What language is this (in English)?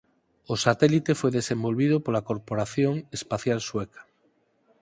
Galician